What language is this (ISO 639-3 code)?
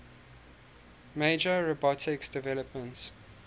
eng